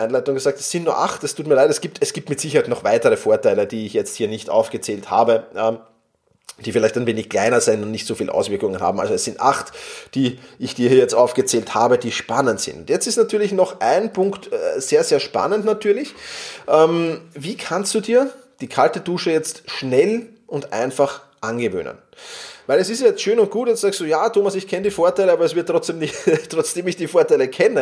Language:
German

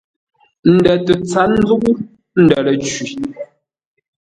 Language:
Ngombale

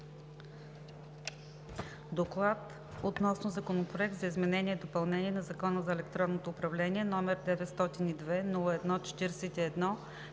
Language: Bulgarian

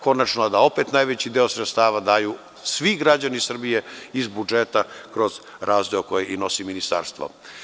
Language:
Serbian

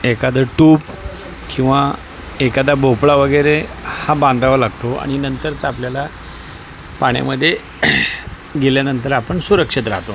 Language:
Marathi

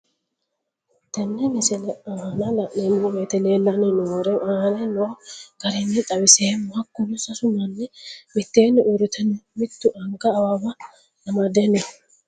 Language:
Sidamo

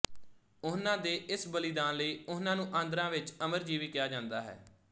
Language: Punjabi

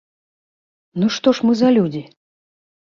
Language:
Belarusian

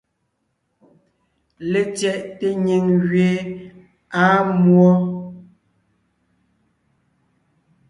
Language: Ngiemboon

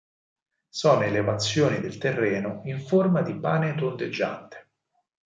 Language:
Italian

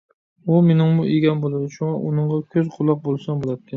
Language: Uyghur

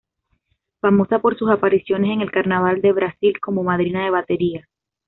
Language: Spanish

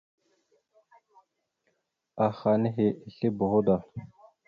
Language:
Mada (Cameroon)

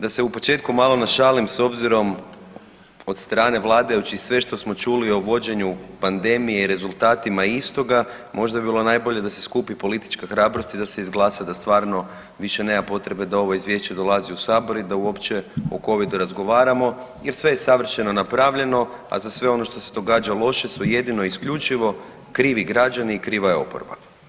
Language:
Croatian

